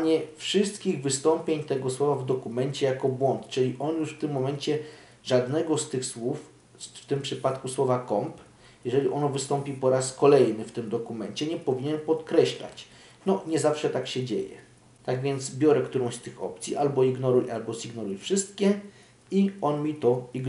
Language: Polish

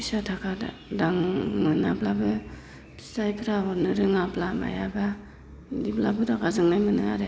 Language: Bodo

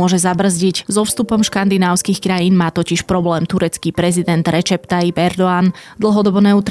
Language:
Slovak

